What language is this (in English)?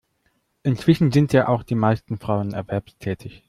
German